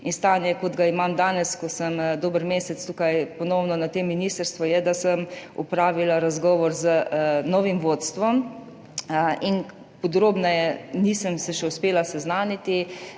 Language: Slovenian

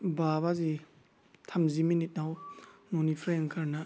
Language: Bodo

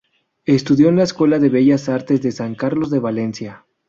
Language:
Spanish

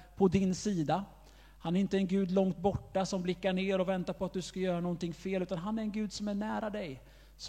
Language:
Swedish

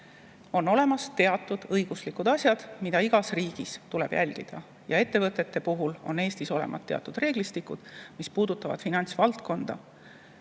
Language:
Estonian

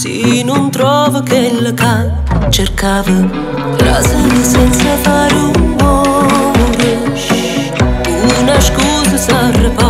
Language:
Indonesian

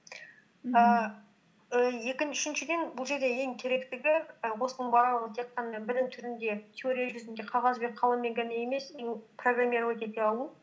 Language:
Kazakh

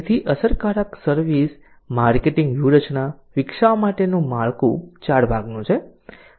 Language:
Gujarati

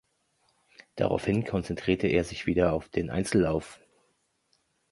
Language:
German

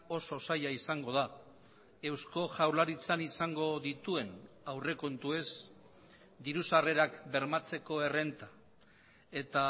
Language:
Basque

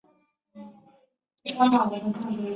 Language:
Chinese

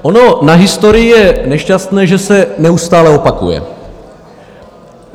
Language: Czech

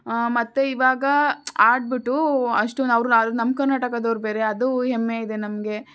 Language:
Kannada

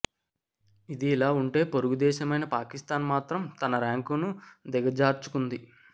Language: Telugu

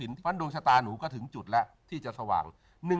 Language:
Thai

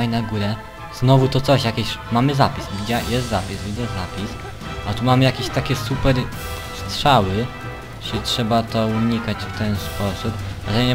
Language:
Polish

